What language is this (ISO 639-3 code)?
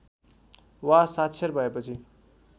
nep